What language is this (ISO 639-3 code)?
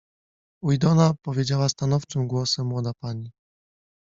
pol